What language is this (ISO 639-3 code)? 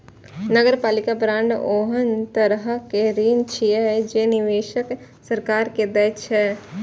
mai